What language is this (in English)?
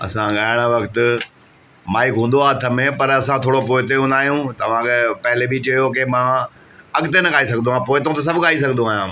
Sindhi